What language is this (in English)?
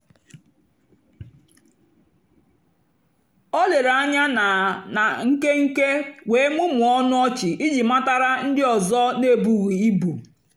Igbo